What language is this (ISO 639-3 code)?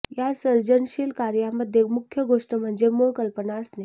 mar